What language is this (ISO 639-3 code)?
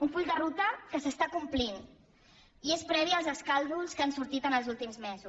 cat